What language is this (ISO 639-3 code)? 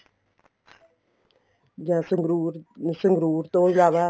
pan